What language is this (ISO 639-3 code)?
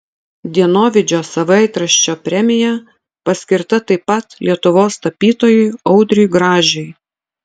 lit